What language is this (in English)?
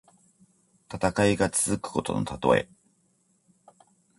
Japanese